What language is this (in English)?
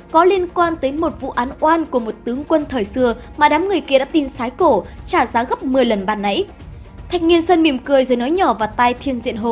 Vietnamese